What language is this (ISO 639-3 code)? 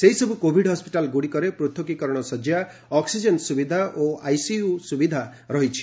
ori